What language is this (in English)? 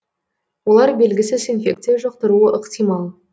Kazakh